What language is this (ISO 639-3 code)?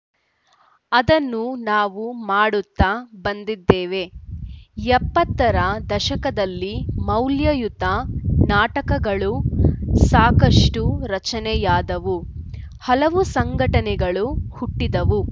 kan